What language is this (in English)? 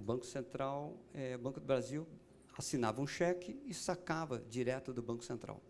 Portuguese